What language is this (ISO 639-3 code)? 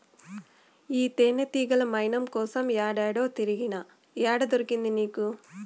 tel